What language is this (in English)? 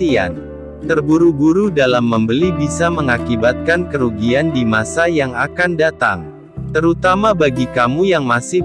Indonesian